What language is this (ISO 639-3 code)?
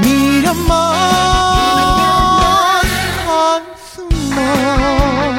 kor